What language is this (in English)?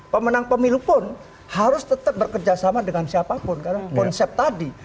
Indonesian